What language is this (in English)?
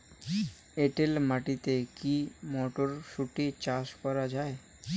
Bangla